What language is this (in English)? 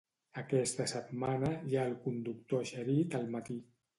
Catalan